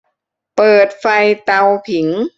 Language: Thai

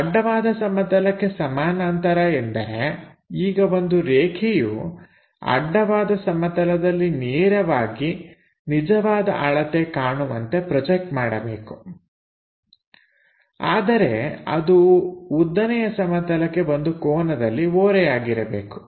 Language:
Kannada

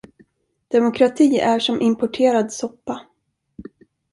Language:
Swedish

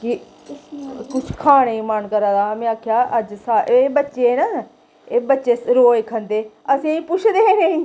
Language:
Dogri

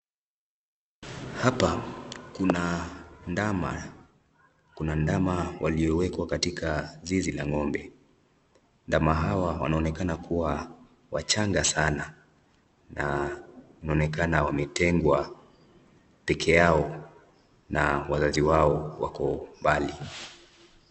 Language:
Swahili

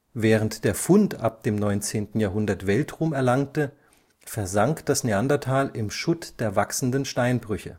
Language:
German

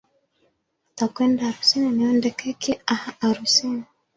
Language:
Swahili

